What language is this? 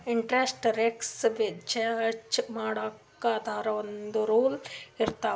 Kannada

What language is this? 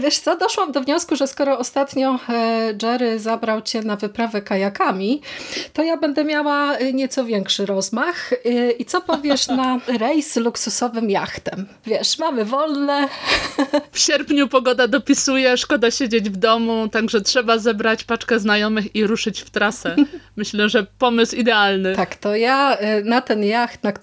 Polish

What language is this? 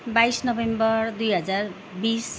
Nepali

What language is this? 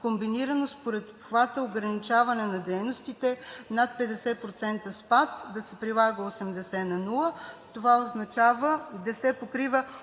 Bulgarian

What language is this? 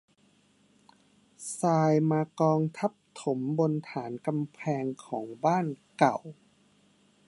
Thai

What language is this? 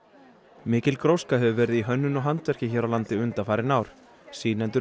Icelandic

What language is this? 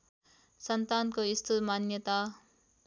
Nepali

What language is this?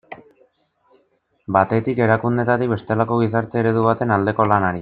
Basque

